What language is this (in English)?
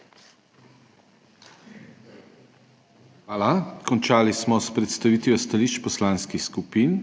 Slovenian